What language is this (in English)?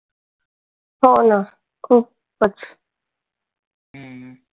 Marathi